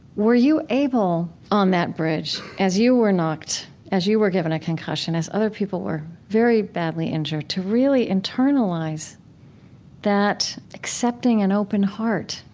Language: English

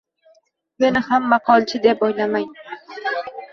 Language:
Uzbek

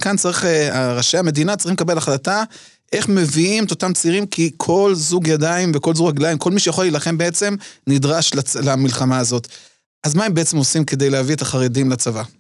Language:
Hebrew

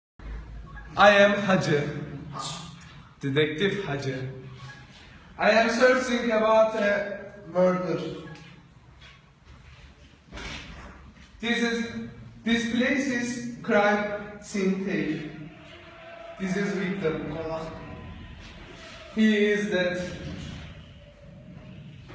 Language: Turkish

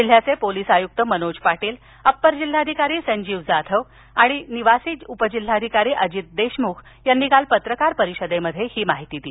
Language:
Marathi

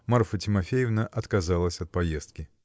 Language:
Russian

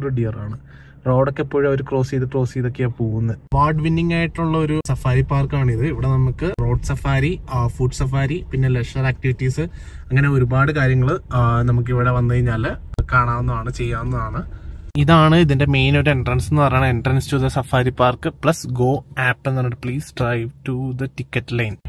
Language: Malayalam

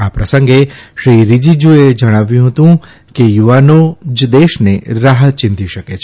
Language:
Gujarati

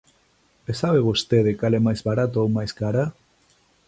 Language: Galician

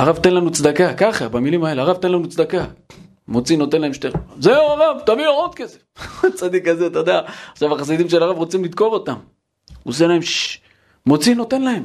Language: Hebrew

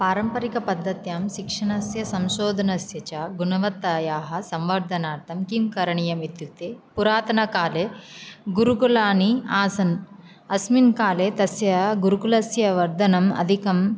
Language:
Sanskrit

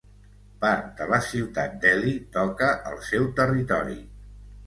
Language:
Catalan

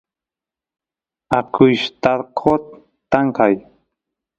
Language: Santiago del Estero Quichua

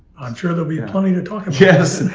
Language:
English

